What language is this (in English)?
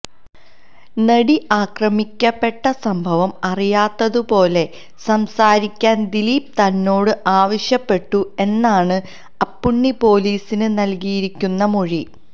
Malayalam